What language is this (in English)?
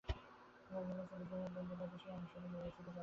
Bangla